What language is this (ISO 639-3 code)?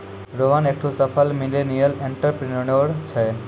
mai